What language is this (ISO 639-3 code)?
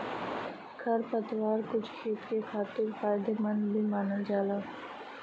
bho